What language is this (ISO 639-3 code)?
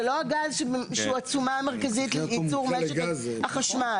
heb